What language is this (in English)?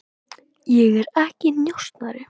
Icelandic